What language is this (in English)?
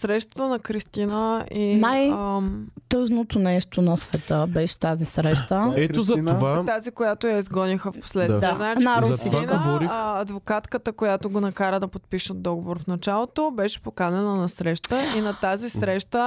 Bulgarian